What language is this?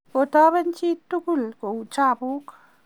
Kalenjin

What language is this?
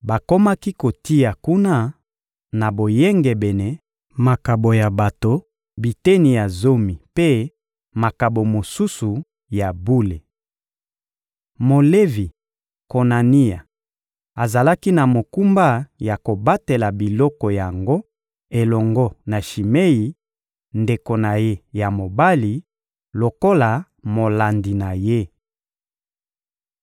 Lingala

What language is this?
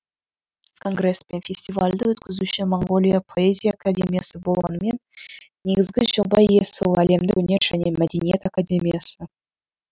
Kazakh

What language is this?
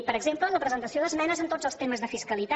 Catalan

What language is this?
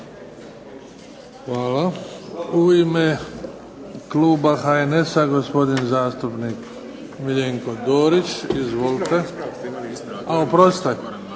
Croatian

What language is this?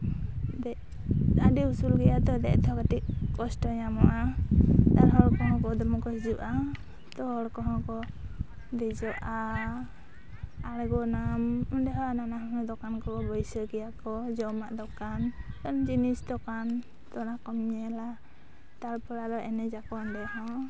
Santali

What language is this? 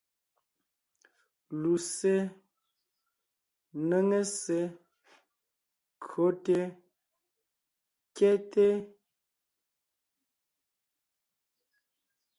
Ngiemboon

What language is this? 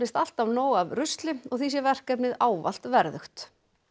Icelandic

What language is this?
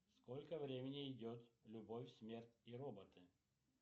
Russian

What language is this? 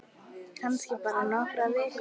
Icelandic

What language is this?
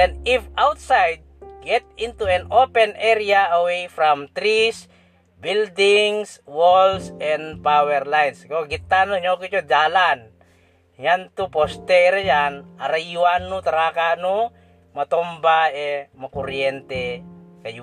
Filipino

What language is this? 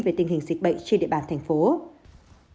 Vietnamese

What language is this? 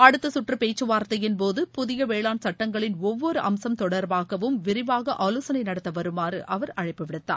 Tamil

